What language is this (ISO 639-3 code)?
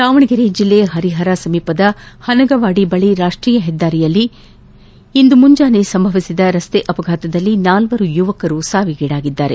kan